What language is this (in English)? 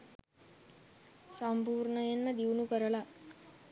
Sinhala